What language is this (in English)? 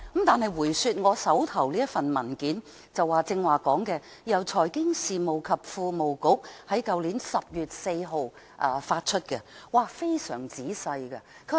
Cantonese